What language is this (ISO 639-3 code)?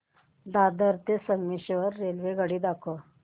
mar